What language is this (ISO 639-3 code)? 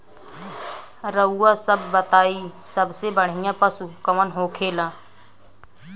bho